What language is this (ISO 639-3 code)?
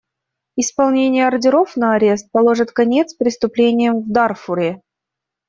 rus